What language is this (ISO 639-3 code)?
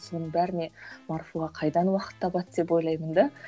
kaz